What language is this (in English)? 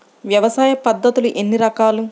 Telugu